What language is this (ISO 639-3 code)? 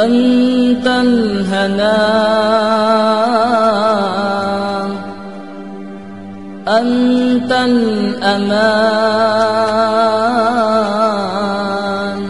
ara